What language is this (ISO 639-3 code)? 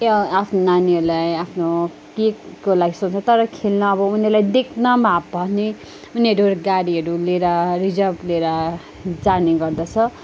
nep